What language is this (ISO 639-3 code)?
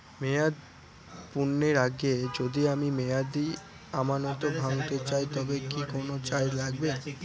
ben